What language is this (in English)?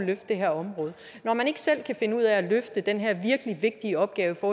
Danish